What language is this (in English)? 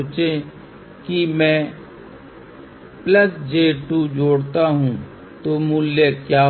Hindi